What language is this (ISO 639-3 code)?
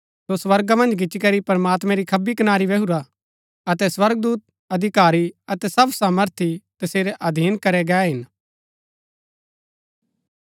gbk